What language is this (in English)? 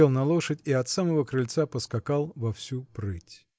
Russian